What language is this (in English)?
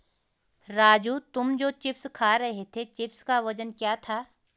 Hindi